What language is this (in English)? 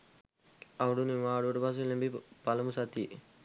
Sinhala